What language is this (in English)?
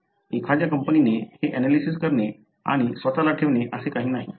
Marathi